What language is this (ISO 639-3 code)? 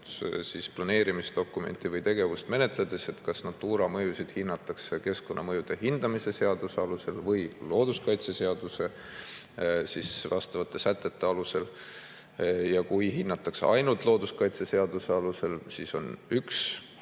est